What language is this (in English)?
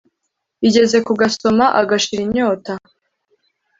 Kinyarwanda